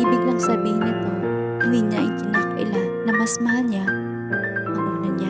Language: Filipino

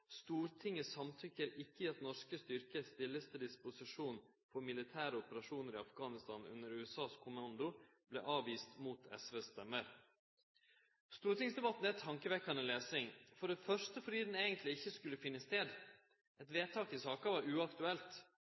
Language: Norwegian Nynorsk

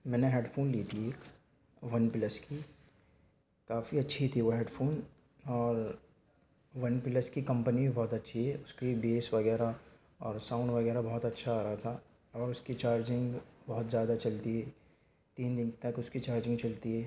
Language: Urdu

